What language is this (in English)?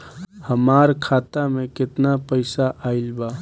Bhojpuri